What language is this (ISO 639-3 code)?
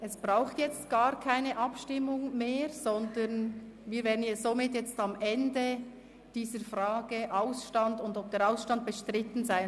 gsw